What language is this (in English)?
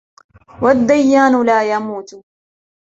Arabic